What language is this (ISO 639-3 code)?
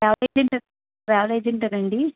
tel